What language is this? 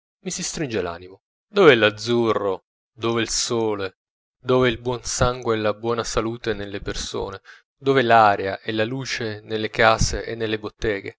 Italian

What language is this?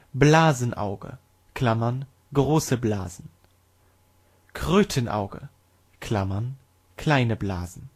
German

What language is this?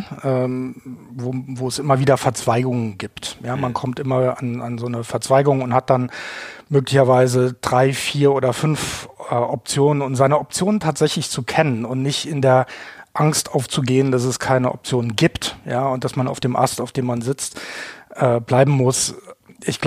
German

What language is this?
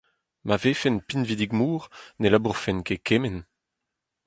Breton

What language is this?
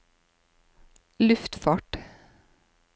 Norwegian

